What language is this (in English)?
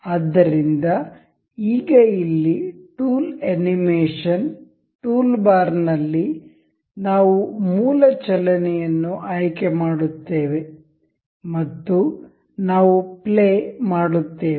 Kannada